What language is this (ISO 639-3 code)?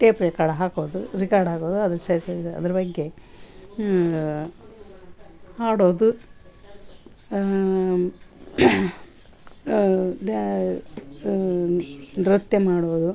kan